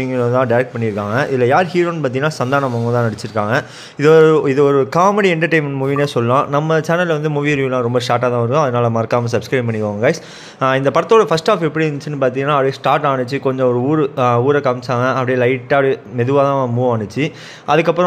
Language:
Turkish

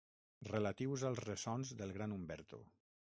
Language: Catalan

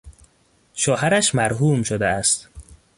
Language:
Persian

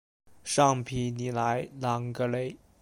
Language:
Chinese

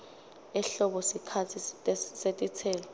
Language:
Swati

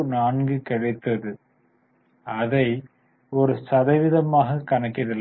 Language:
Tamil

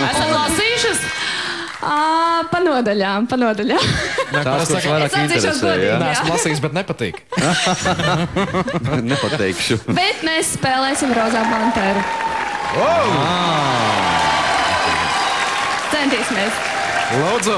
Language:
Latvian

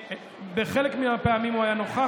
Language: Hebrew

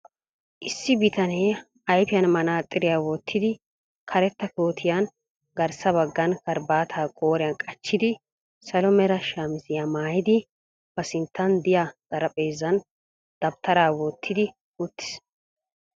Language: Wolaytta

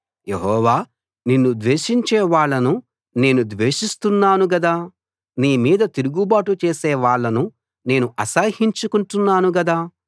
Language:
Telugu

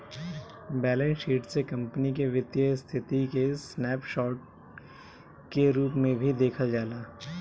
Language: Bhojpuri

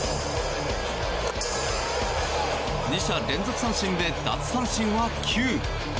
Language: Japanese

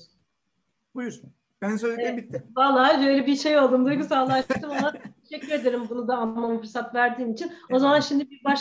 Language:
Turkish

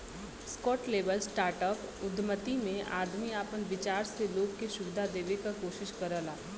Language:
Bhojpuri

